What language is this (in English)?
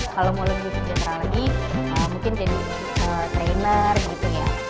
Indonesian